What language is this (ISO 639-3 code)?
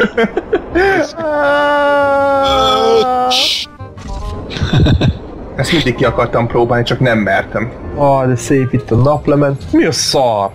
hun